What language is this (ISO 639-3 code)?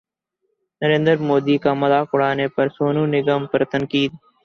urd